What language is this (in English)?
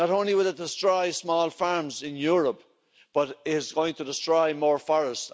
English